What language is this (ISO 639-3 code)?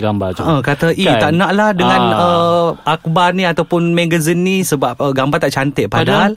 msa